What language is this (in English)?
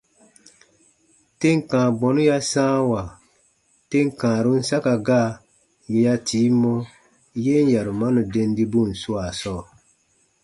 Baatonum